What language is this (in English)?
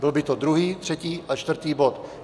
Czech